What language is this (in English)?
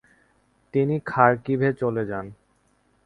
Bangla